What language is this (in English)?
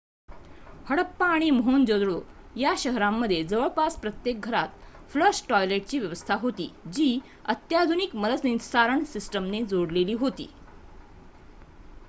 Marathi